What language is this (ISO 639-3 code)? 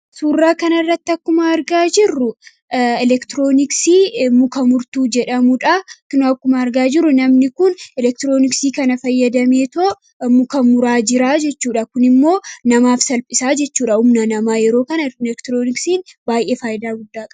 orm